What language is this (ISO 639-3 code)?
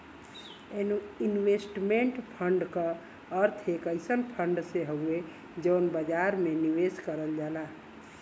bho